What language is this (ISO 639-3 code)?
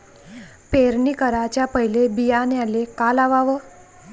mar